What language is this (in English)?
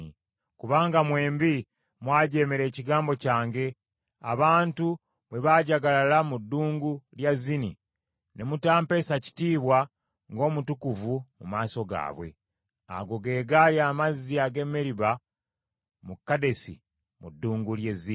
Ganda